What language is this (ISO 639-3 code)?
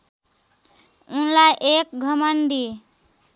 nep